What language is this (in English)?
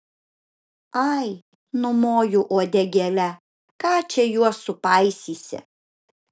Lithuanian